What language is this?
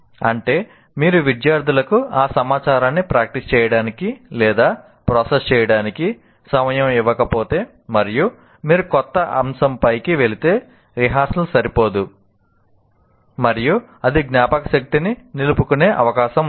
Telugu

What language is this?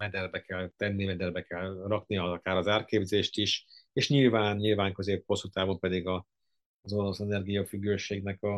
Hungarian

